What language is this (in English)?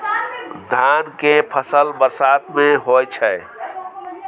Maithili